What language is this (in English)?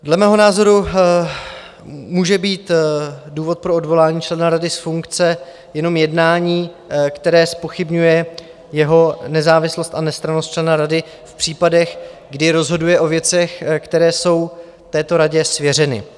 Czech